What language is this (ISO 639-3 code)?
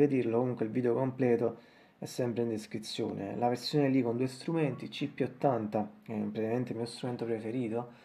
ita